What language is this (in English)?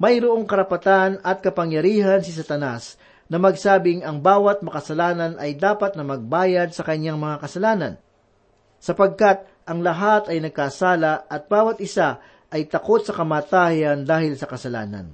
Filipino